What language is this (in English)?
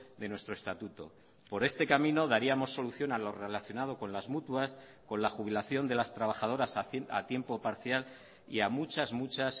Spanish